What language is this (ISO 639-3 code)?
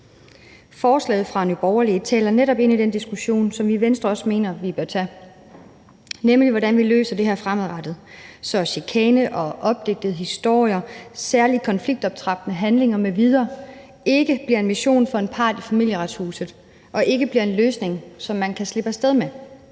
dan